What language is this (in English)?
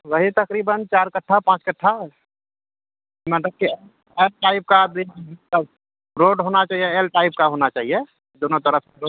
Urdu